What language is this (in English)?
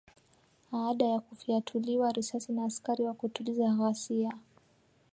Swahili